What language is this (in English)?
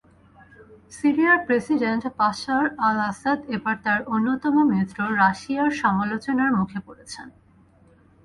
Bangla